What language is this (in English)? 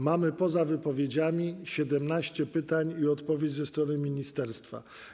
Polish